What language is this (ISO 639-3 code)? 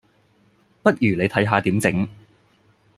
yue